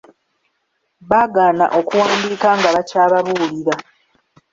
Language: Ganda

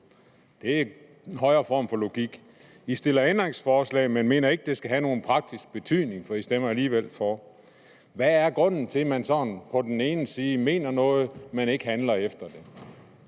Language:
Danish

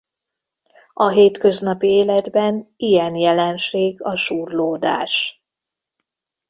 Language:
Hungarian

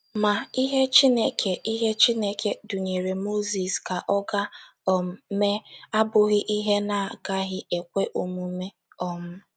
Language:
Igbo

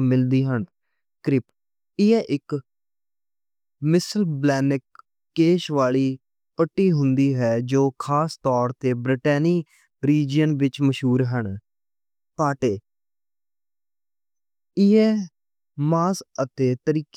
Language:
Western Panjabi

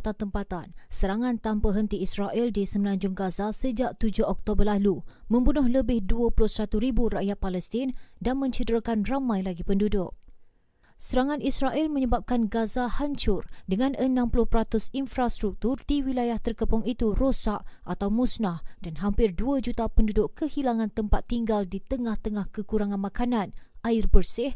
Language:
Malay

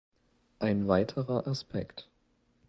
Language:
German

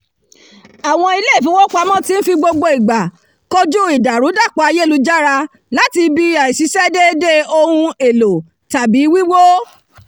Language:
Yoruba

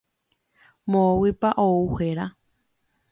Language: Guarani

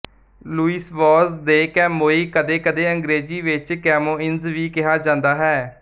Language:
Punjabi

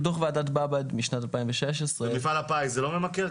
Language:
Hebrew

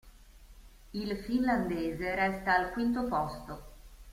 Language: Italian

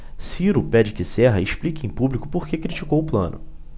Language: Portuguese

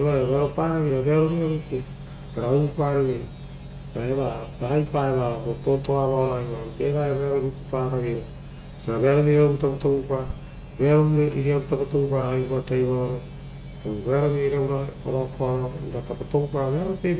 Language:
Rotokas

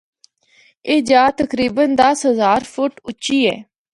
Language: Northern Hindko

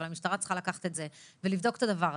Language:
Hebrew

